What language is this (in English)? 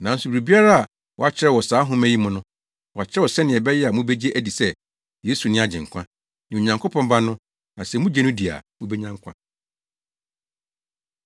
Akan